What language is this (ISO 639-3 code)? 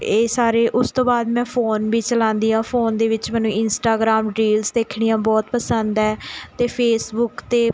pan